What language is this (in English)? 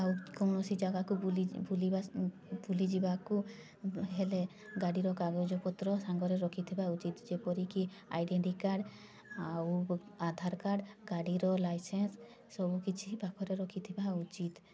Odia